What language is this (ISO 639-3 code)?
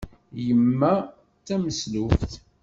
kab